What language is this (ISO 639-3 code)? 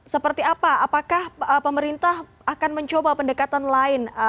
ind